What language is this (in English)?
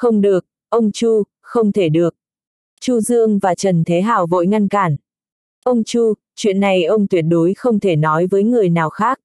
Vietnamese